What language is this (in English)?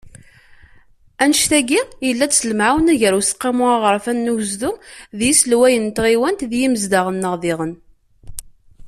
Kabyle